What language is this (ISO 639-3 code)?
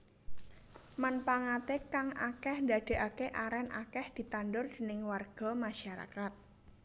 jav